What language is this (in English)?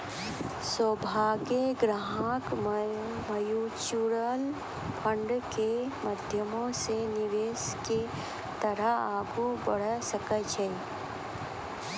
Maithili